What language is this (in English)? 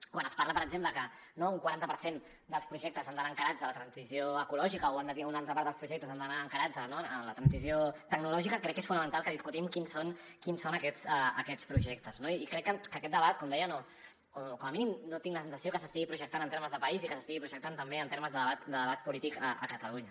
Catalan